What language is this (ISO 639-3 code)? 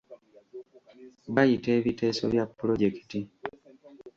lug